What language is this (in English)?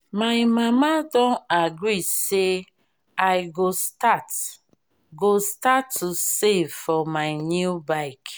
Nigerian Pidgin